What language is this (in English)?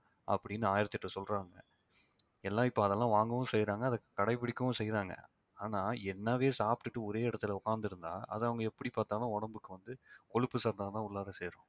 Tamil